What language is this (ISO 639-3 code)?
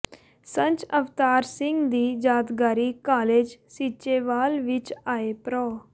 pan